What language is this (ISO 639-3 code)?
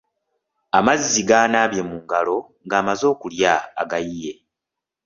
lug